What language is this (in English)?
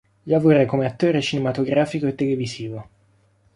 Italian